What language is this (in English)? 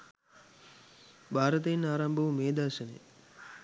Sinhala